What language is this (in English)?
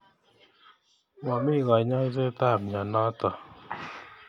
Kalenjin